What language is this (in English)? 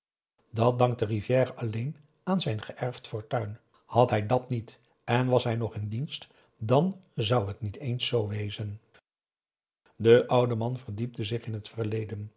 Dutch